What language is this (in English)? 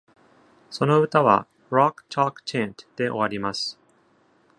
Japanese